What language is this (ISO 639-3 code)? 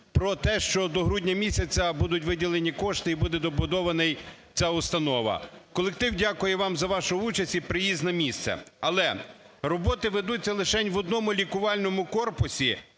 ukr